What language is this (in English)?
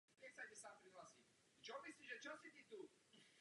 Czech